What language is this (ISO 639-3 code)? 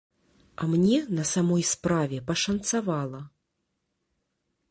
bel